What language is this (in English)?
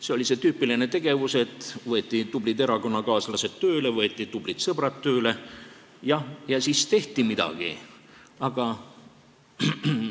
Estonian